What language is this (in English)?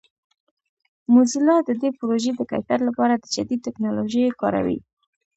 Pashto